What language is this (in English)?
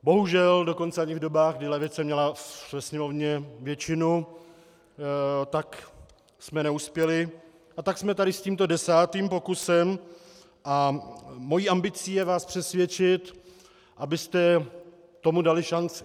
Czech